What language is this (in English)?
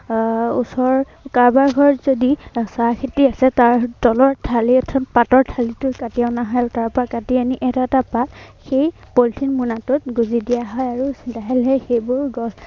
Assamese